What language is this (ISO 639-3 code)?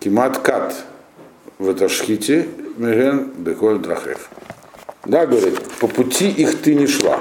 rus